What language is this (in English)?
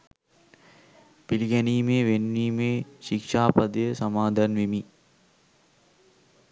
Sinhala